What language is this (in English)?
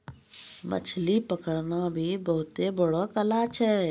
Maithili